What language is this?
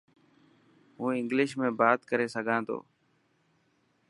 Dhatki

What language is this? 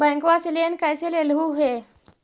Magahi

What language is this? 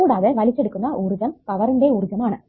Malayalam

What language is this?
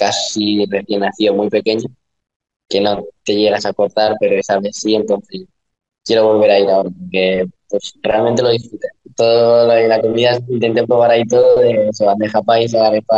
Spanish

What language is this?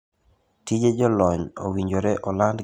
Luo (Kenya and Tanzania)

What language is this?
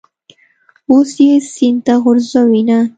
Pashto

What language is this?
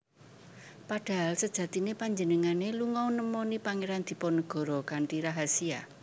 Javanese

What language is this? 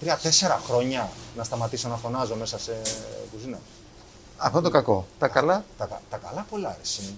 Greek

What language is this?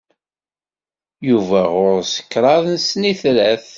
Kabyle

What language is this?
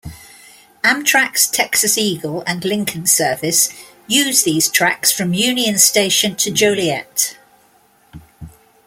English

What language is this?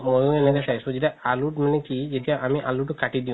Assamese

